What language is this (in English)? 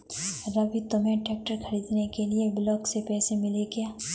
Hindi